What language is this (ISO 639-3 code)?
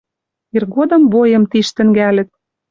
mrj